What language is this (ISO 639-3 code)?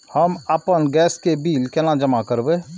mai